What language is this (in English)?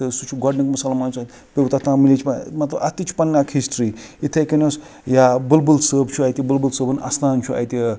Kashmiri